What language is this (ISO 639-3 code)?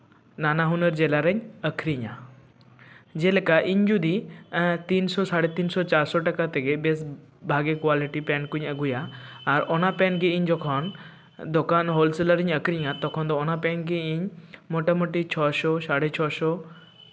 sat